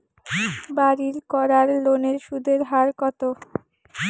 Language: Bangla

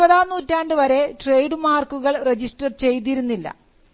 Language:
Malayalam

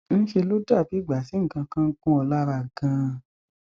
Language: Yoruba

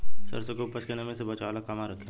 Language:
Bhojpuri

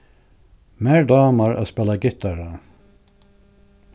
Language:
Faroese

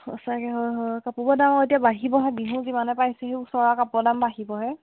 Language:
Assamese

